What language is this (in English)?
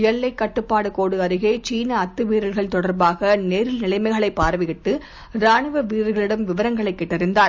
Tamil